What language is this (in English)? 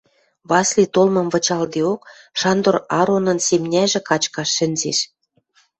Western Mari